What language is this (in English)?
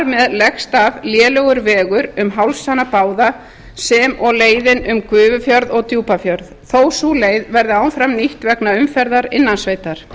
Icelandic